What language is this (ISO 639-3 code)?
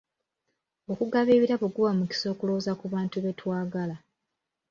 lug